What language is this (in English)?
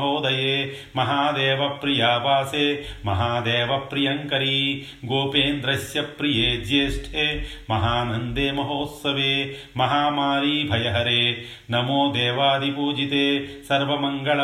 Telugu